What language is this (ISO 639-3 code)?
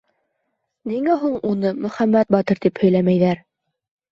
bak